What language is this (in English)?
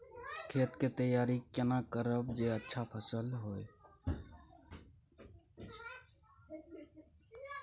Maithili